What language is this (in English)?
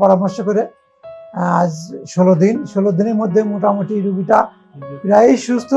Turkish